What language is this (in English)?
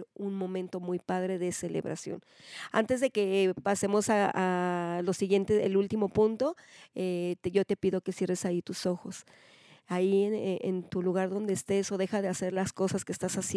Spanish